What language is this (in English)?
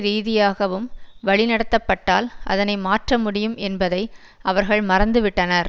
Tamil